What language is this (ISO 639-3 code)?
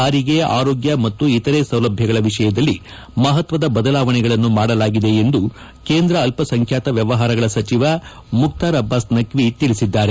kan